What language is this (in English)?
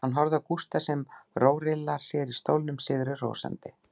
Icelandic